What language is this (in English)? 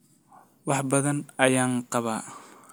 Somali